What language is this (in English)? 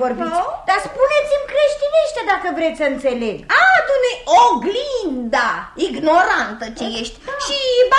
Romanian